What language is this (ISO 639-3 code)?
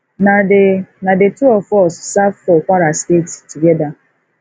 pcm